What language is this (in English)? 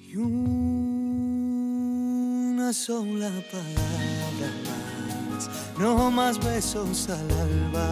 Spanish